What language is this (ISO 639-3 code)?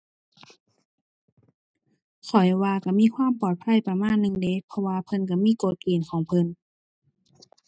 tha